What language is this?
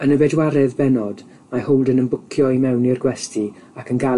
Welsh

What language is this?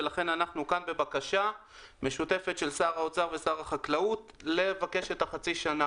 Hebrew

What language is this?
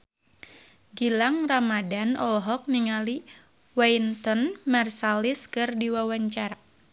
Sundanese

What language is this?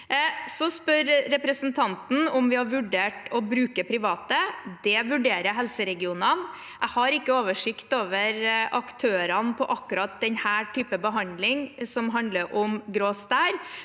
Norwegian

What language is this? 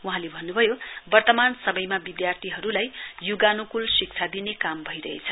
Nepali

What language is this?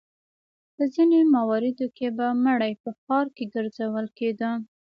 Pashto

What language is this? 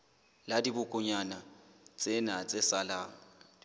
Southern Sotho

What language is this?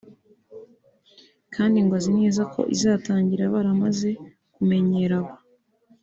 Kinyarwanda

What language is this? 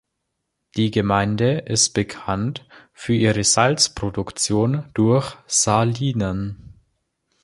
German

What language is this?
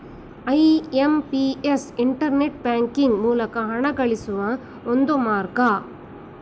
Kannada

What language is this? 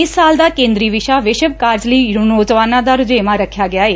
Punjabi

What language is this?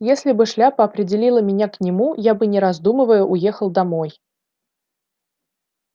Russian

